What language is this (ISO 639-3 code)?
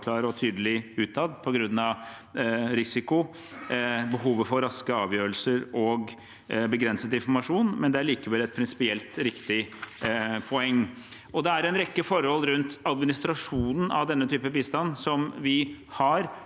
nor